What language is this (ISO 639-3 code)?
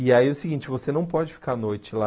por